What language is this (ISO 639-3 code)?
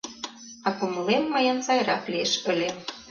chm